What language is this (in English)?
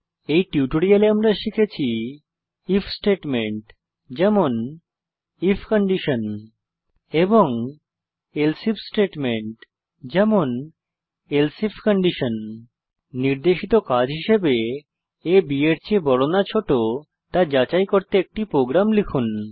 Bangla